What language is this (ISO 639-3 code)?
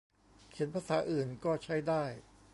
tha